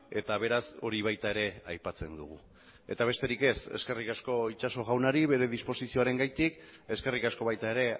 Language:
Basque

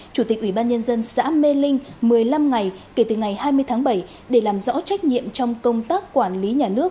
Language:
Vietnamese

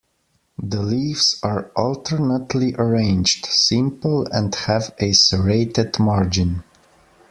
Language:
English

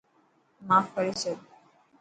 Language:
Dhatki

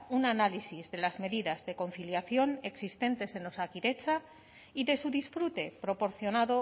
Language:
Spanish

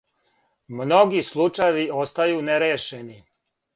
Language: Serbian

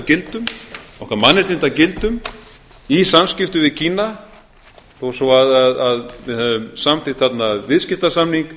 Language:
Icelandic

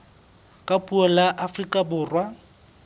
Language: Southern Sotho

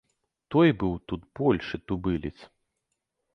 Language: Belarusian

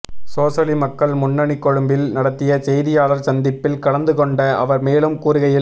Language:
Tamil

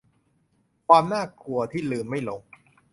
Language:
Thai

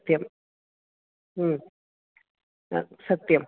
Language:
Sanskrit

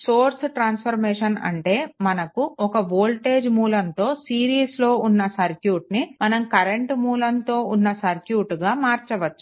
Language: Telugu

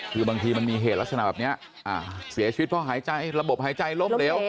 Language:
Thai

